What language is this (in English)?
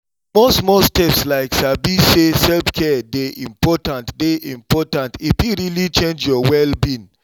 Nigerian Pidgin